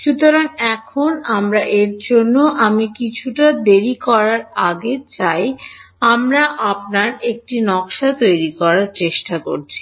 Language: Bangla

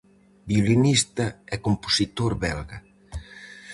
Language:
Galician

